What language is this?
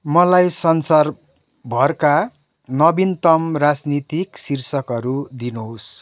Nepali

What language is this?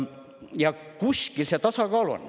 Estonian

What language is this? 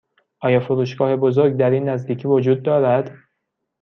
Persian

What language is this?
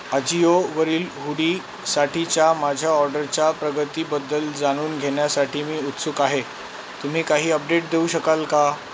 Marathi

